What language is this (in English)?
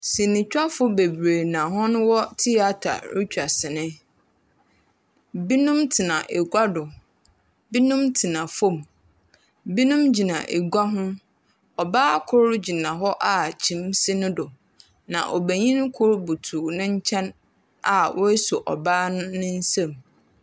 Akan